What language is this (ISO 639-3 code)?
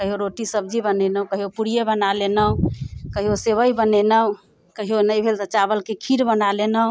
mai